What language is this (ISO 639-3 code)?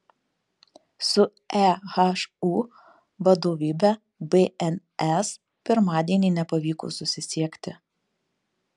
lit